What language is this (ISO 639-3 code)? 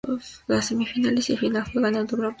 spa